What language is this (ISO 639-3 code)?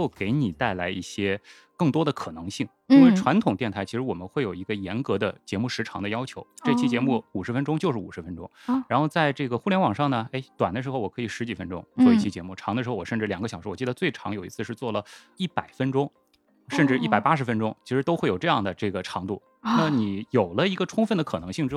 zho